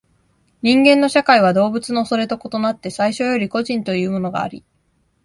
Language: Japanese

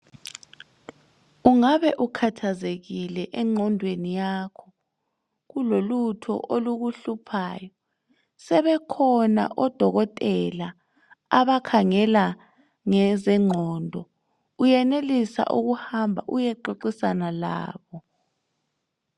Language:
North Ndebele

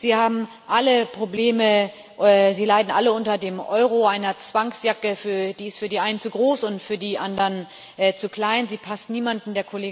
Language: German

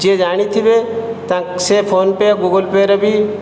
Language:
Odia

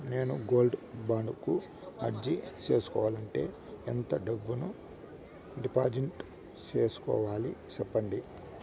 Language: Telugu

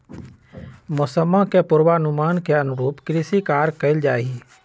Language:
Magahi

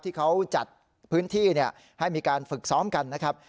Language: Thai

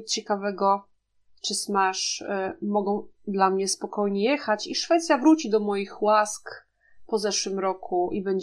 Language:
Polish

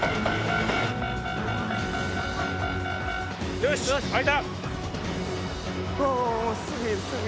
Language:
Japanese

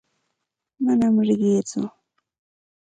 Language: Santa Ana de Tusi Pasco Quechua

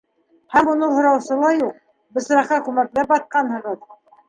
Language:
Bashkir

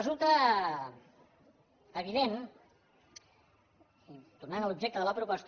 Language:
Catalan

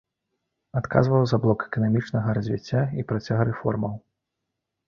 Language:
Belarusian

